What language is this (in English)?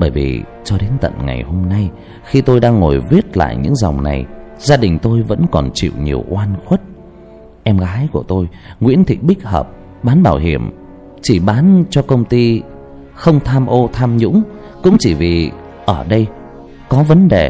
Vietnamese